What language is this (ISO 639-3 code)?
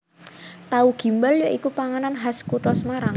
jav